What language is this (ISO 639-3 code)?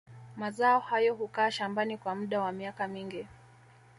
swa